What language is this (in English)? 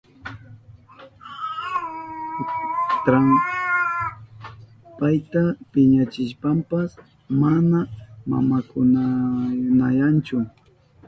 Southern Pastaza Quechua